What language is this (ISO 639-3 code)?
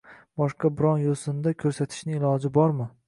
uzb